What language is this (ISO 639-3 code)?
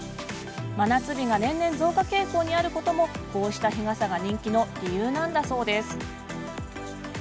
jpn